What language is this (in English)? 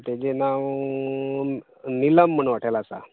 Konkani